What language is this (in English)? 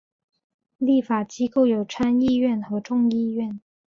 Chinese